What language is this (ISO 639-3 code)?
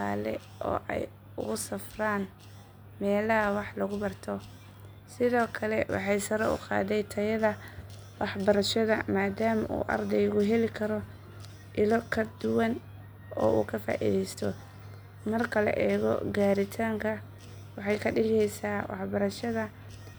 som